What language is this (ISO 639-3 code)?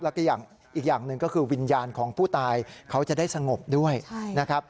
tha